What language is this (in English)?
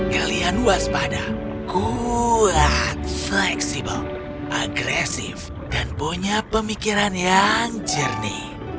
Indonesian